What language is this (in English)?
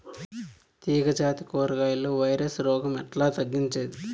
Telugu